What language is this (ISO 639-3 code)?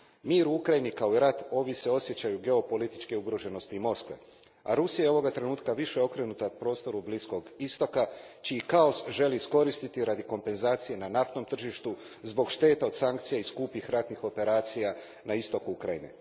hrv